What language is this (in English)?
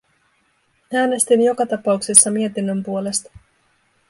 Finnish